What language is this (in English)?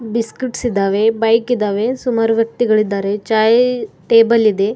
Kannada